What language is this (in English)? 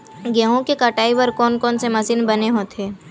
Chhattisgarhi